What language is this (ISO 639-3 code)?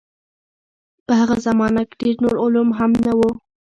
pus